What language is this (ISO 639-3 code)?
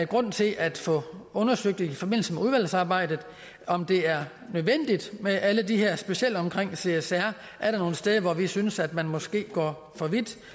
dan